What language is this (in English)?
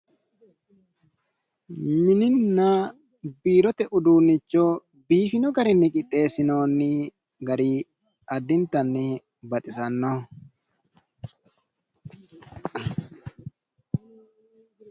Sidamo